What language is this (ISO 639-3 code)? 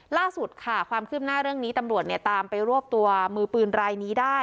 tha